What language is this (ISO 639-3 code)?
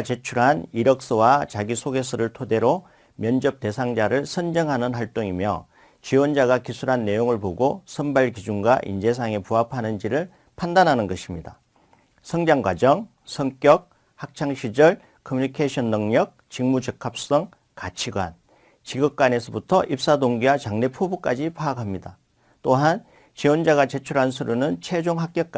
kor